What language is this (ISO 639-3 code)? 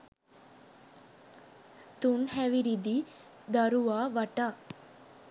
sin